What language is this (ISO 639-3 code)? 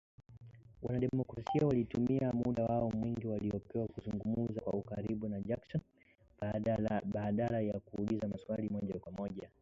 swa